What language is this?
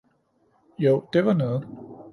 Danish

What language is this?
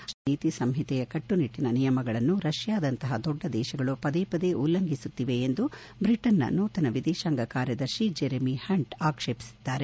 Kannada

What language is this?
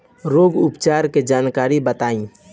Bhojpuri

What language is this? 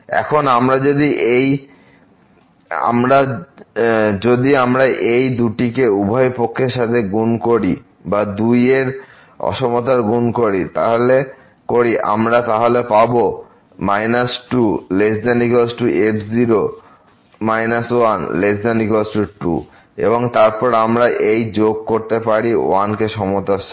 Bangla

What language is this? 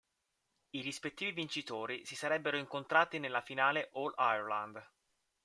Italian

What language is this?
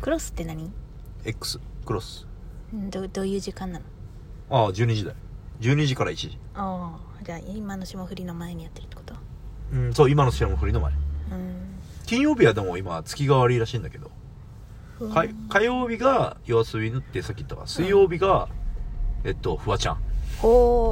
Japanese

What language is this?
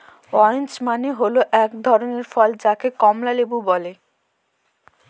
Bangla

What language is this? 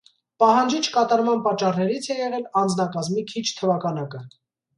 Armenian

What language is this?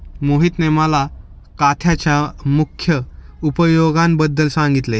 Marathi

